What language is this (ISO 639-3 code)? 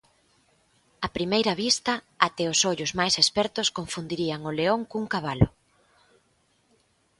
glg